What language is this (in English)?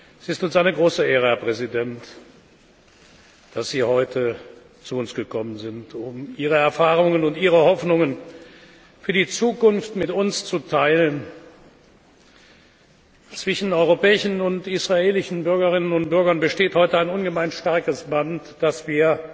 German